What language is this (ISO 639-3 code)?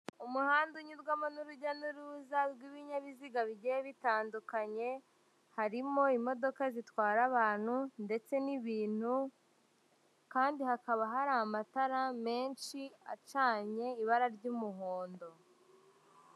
kin